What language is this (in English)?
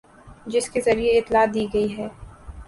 Urdu